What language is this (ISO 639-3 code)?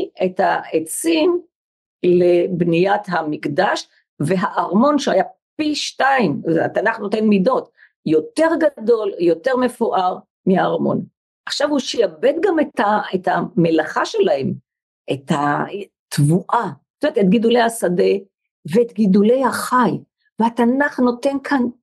heb